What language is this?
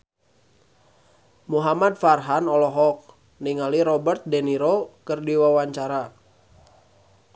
Sundanese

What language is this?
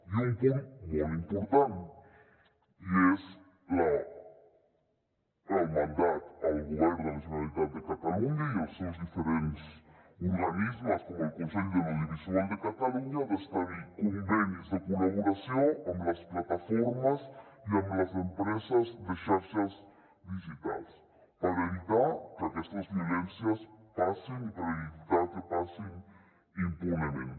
Catalan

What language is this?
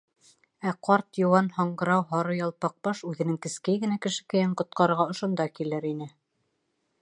Bashkir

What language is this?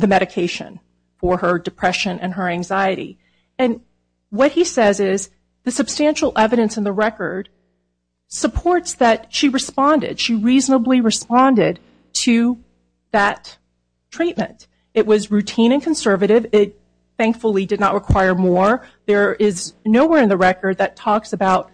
English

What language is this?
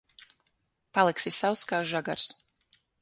Latvian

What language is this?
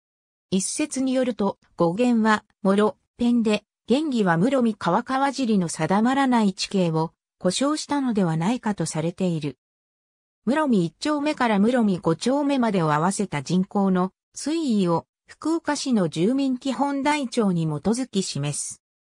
Japanese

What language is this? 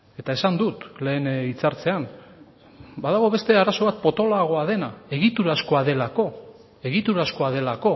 Basque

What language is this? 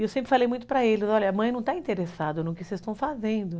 Portuguese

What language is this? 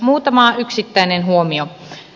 Finnish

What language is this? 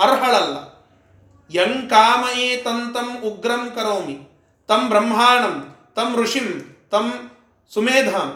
Kannada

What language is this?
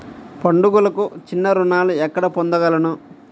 Telugu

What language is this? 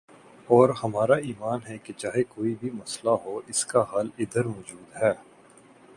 Urdu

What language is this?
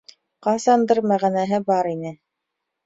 Bashkir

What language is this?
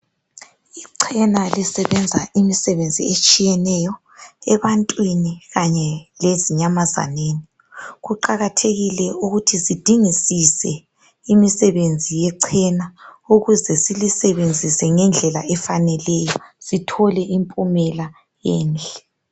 North Ndebele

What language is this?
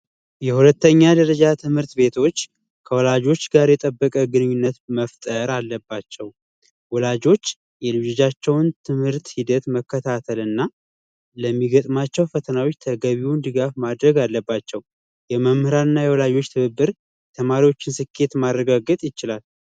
Amharic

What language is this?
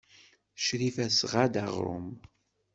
Kabyle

